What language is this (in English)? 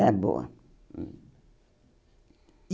Portuguese